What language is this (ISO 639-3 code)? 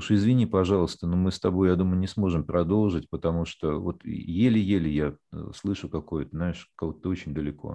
rus